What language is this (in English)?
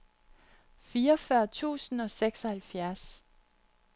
Danish